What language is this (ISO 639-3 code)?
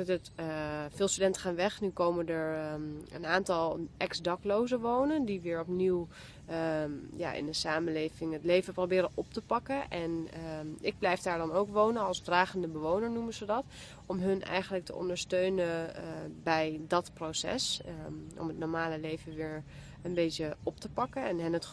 nld